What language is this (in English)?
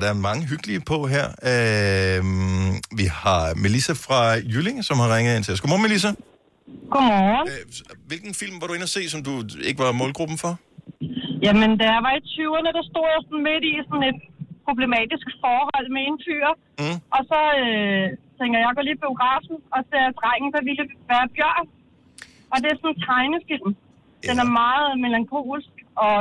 Danish